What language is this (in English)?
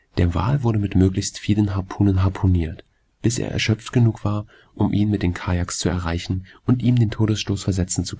German